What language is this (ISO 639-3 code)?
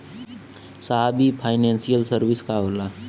bho